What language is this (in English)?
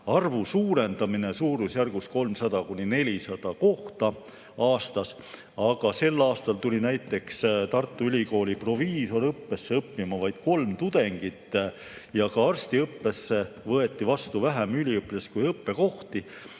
Estonian